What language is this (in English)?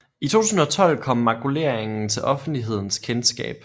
Danish